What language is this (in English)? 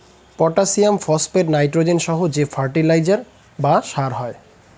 Bangla